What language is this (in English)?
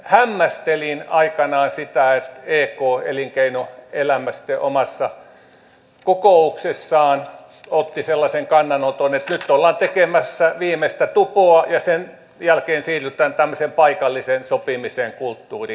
Finnish